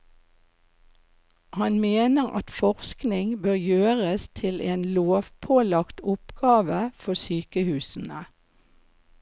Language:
Norwegian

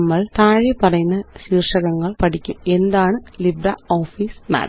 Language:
Malayalam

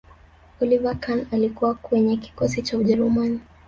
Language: Swahili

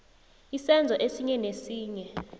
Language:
South Ndebele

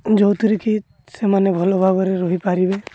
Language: Odia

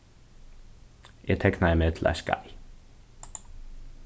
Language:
Faroese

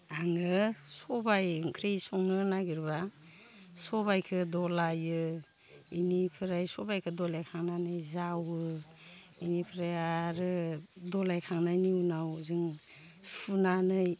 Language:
Bodo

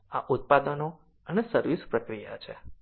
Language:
Gujarati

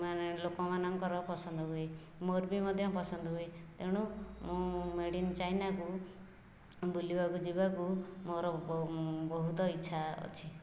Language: Odia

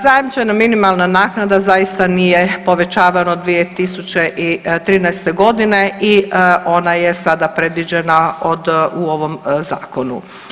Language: Croatian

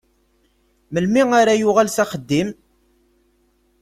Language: Kabyle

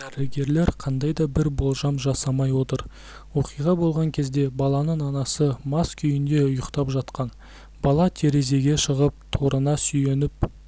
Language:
Kazakh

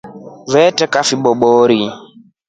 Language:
Rombo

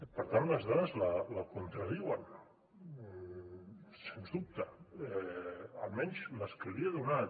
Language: Catalan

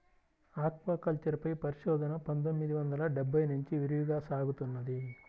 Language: Telugu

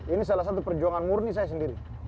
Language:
Indonesian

